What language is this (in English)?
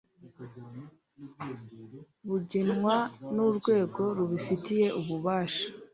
Kinyarwanda